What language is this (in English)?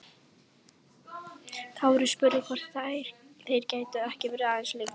Icelandic